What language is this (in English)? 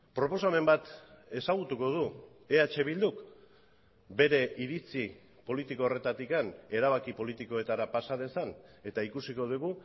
Basque